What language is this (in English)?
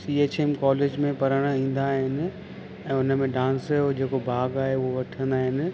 Sindhi